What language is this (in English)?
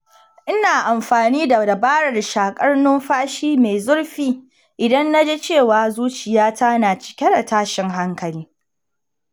Hausa